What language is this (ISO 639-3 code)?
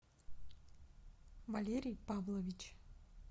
rus